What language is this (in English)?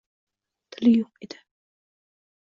Uzbek